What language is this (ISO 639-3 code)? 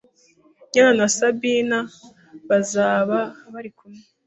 kin